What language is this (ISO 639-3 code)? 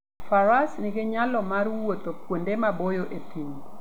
luo